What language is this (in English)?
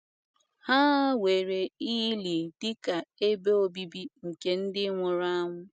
Igbo